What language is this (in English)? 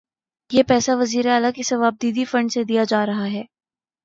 Urdu